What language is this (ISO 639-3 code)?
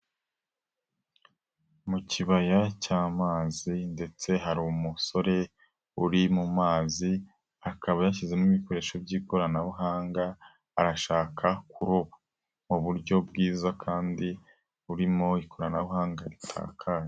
kin